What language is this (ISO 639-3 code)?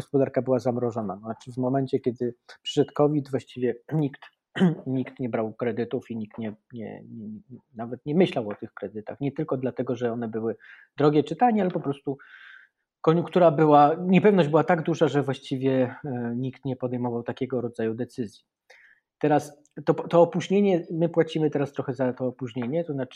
pol